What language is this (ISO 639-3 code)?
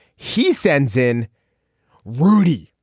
eng